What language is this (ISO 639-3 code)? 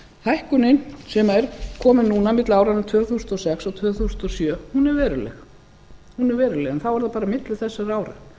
isl